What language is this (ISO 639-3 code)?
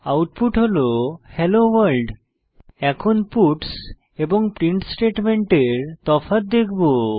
ben